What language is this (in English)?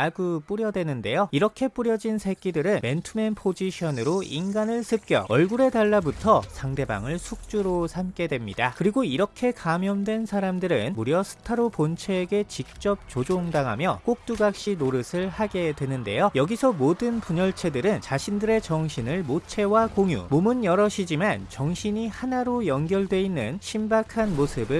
Korean